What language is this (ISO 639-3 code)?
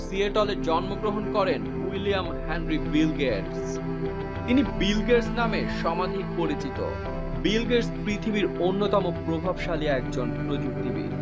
ben